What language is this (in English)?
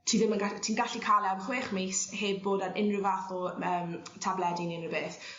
Welsh